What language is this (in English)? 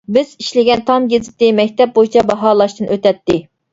Uyghur